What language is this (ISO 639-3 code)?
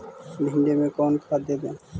mag